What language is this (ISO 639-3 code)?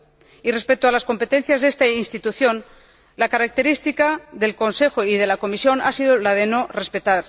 spa